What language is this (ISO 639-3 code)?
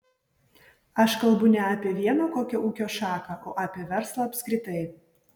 lit